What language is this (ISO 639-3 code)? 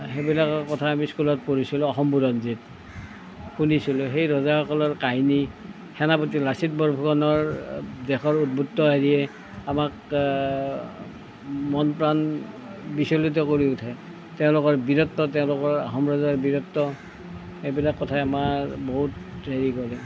asm